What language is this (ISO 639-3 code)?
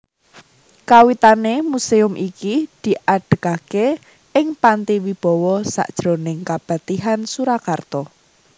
jav